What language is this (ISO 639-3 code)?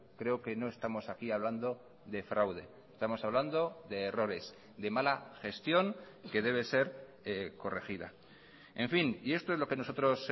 spa